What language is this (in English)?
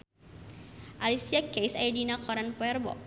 Sundanese